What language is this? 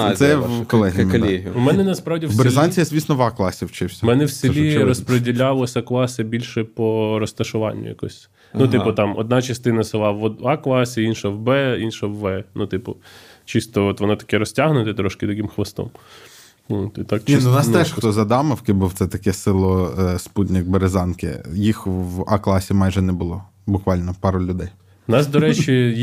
Ukrainian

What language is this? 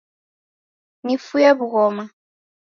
Taita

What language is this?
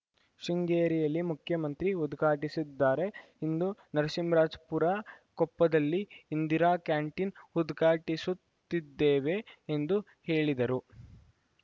Kannada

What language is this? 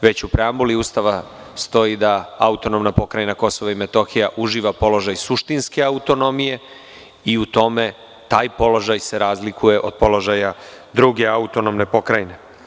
Serbian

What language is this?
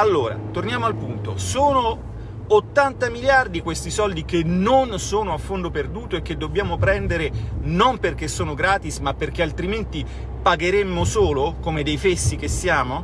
Italian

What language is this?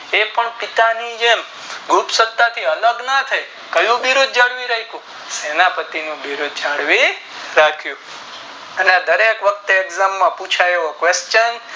Gujarati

